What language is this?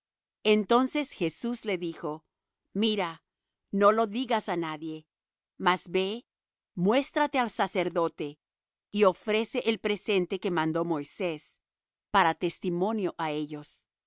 Spanish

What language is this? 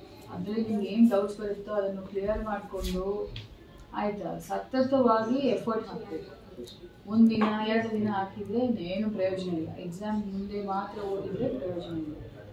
Kannada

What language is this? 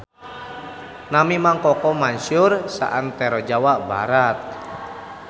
Sundanese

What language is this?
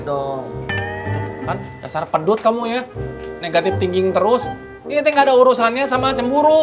Indonesian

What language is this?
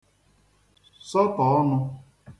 Igbo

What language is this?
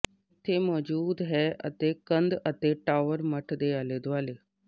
Punjabi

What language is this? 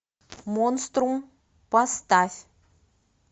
Russian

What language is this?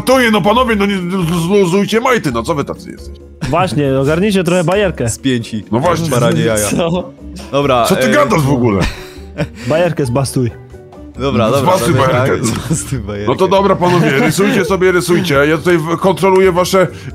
Polish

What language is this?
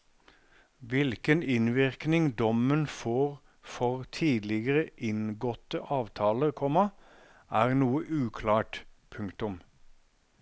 Norwegian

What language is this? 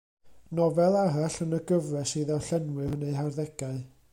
Welsh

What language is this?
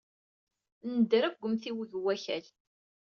Kabyle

